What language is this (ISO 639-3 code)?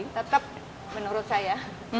ind